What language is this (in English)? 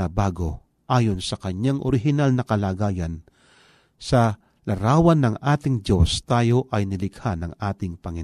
Filipino